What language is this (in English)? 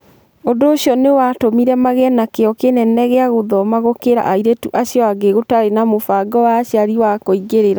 Kikuyu